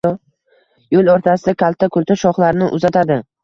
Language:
Uzbek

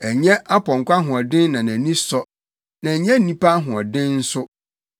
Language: Akan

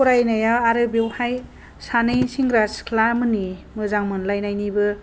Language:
Bodo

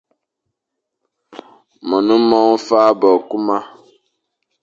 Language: Fang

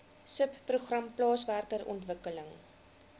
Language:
Afrikaans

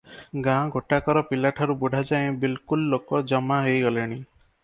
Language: Odia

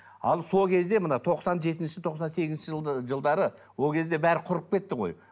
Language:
Kazakh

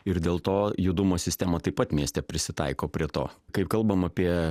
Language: Lithuanian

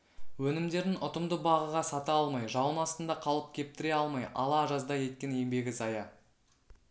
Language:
Kazakh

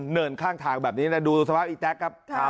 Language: Thai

